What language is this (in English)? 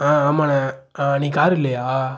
Tamil